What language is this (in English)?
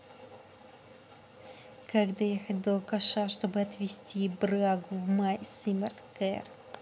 Russian